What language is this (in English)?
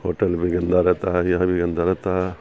Urdu